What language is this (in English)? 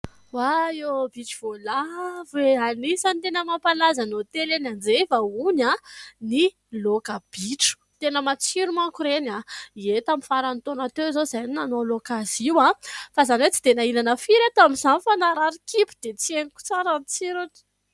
Malagasy